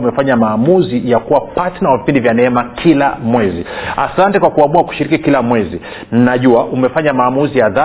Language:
Swahili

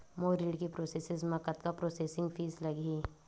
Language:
Chhattisgarhi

